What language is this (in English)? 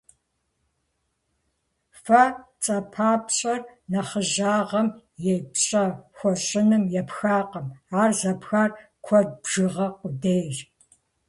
Kabardian